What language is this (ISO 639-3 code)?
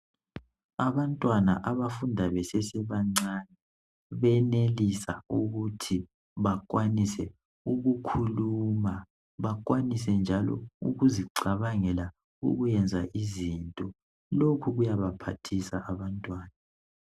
nde